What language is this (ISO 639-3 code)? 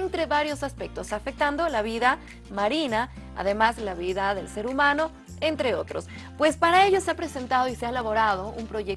spa